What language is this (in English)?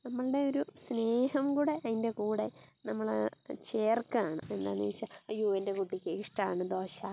Malayalam